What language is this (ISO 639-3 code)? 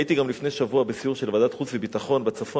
heb